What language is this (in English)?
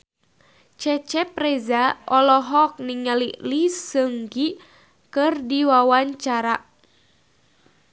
Sundanese